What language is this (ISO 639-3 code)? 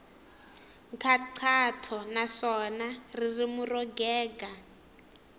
tso